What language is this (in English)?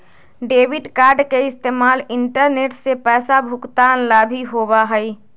Magahi